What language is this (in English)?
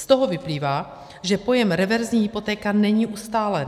Czech